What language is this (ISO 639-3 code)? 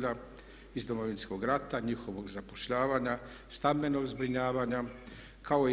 hrv